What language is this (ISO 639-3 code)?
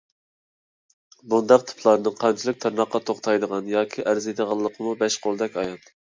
uig